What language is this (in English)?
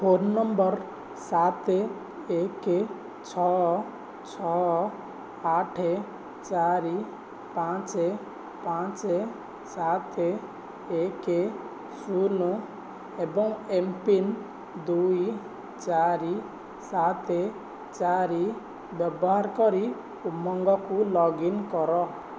Odia